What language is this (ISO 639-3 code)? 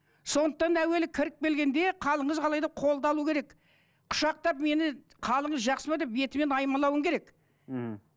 kaz